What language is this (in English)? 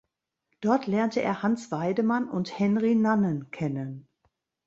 German